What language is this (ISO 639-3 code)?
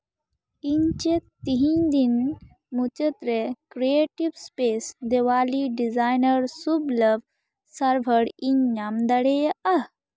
sat